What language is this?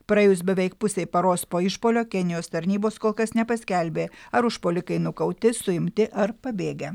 Lithuanian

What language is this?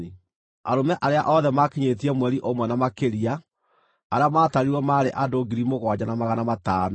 Kikuyu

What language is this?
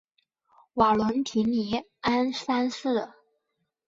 Chinese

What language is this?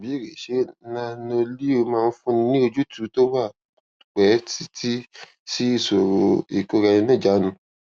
Yoruba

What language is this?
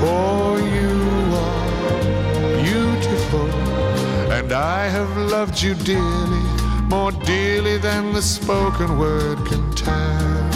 Dutch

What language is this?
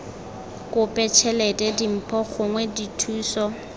Tswana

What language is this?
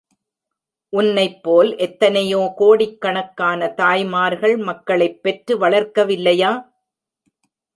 Tamil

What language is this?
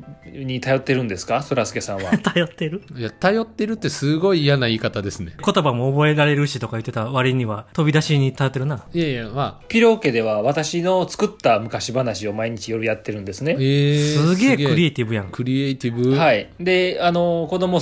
Japanese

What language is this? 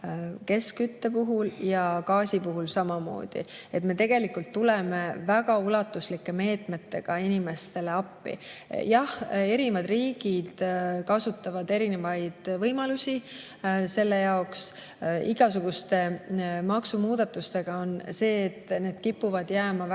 Estonian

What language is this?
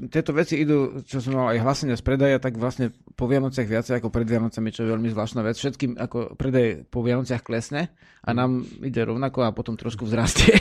Slovak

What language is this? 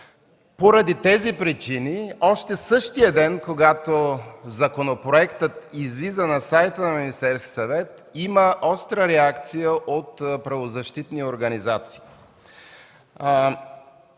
Bulgarian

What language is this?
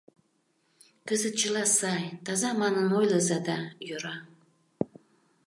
Mari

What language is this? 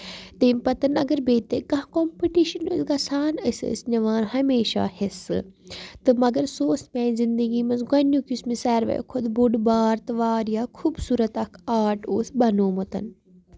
Kashmiri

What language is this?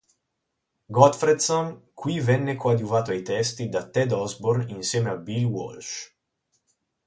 Italian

